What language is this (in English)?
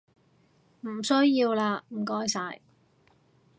Cantonese